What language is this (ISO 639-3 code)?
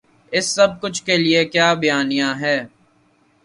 urd